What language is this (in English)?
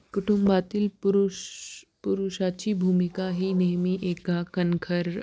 Marathi